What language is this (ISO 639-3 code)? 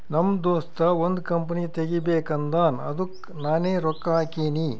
kan